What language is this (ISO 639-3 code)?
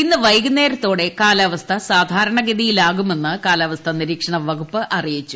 mal